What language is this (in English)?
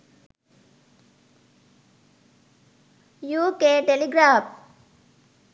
Sinhala